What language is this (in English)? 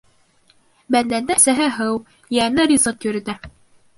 Bashkir